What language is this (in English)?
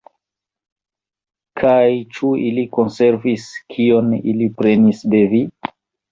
Esperanto